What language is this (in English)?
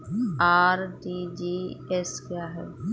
Hindi